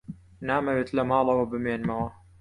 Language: Central Kurdish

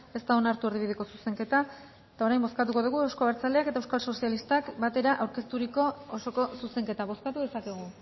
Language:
Basque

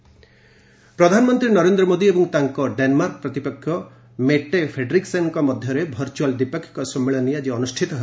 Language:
Odia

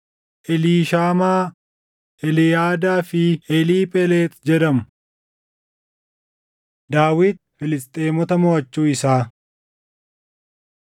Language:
Oromo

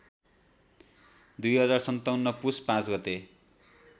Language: Nepali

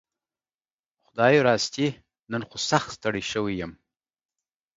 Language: Pashto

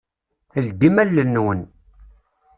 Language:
Kabyle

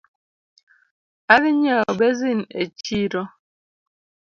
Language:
Luo (Kenya and Tanzania)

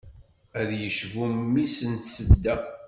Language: Kabyle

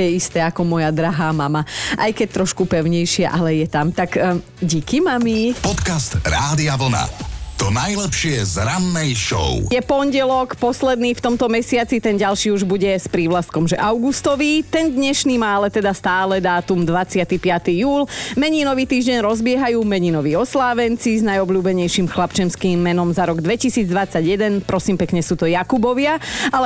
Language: Slovak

